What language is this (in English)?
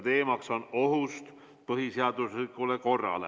Estonian